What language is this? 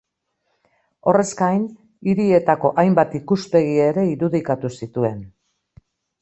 Basque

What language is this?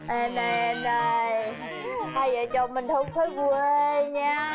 Vietnamese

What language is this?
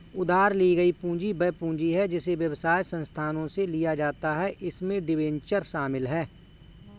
Hindi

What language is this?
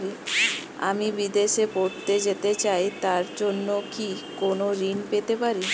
Bangla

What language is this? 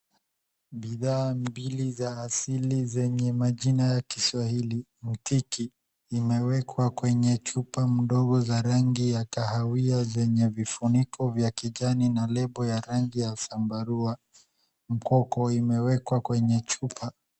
Swahili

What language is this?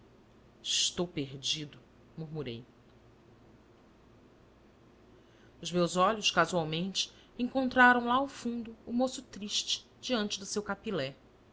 Portuguese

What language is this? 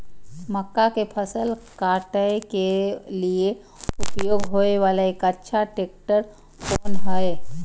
Maithili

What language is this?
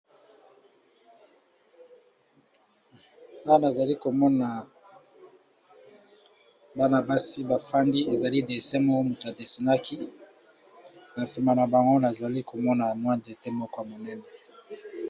Lingala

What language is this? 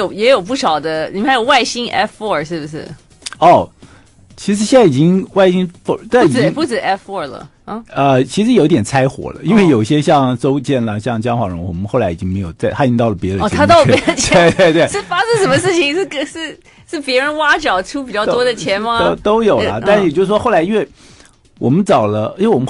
Chinese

